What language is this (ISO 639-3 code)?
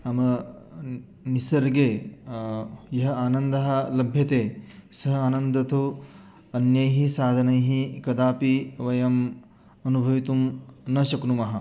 san